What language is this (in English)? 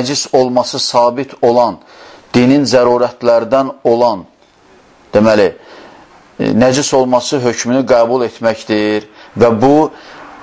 Turkish